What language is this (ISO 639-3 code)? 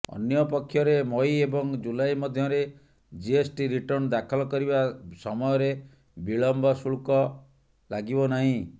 ori